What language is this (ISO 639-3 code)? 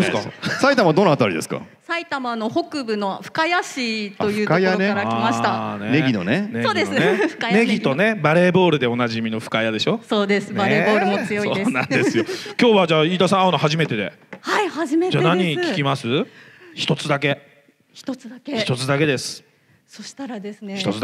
jpn